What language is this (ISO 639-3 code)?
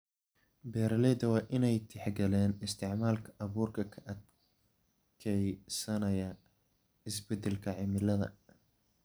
som